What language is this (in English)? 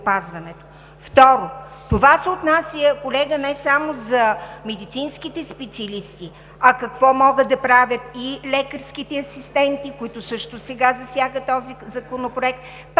Bulgarian